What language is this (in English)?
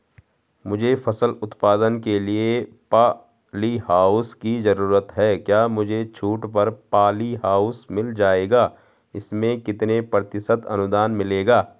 Hindi